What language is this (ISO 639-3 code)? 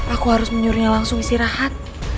ind